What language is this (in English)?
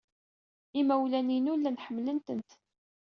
Kabyle